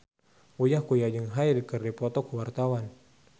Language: Sundanese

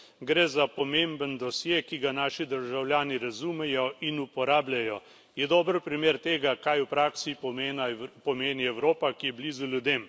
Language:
Slovenian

